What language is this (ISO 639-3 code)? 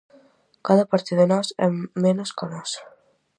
glg